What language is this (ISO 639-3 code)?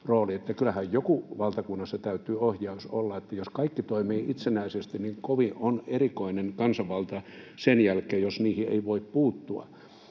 fin